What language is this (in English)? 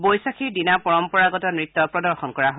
Assamese